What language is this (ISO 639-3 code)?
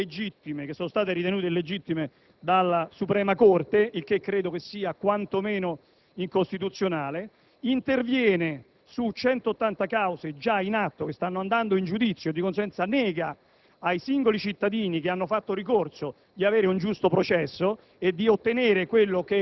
ita